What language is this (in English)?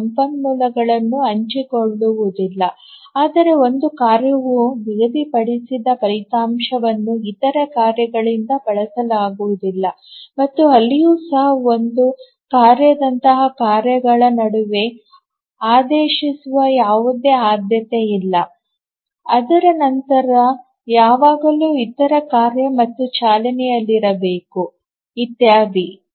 Kannada